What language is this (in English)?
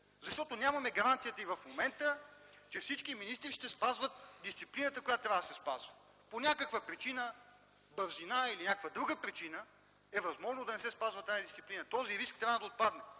Bulgarian